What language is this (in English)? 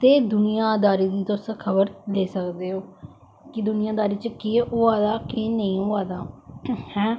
Dogri